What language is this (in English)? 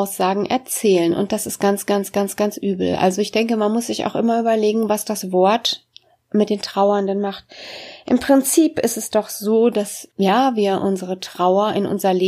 German